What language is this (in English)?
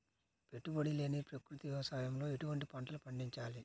Telugu